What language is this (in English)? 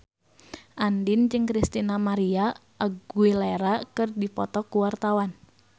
Sundanese